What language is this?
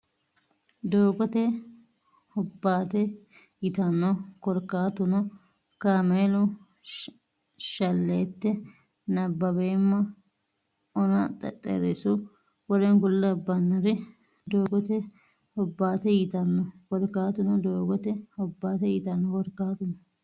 Sidamo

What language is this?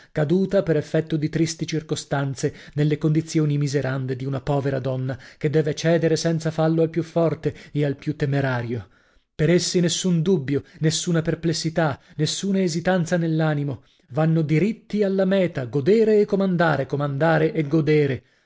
Italian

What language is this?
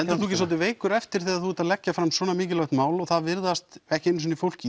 Icelandic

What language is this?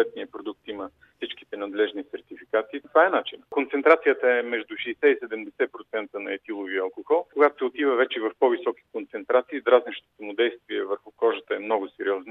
Bulgarian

